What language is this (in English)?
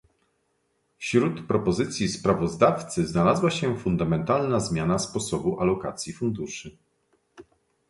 Polish